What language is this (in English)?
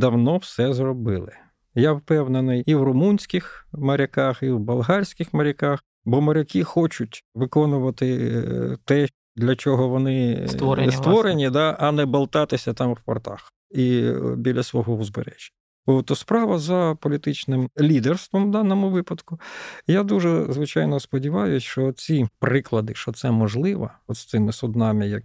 Ukrainian